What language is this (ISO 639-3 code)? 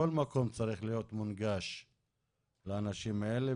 heb